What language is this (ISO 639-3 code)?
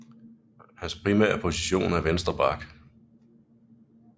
dan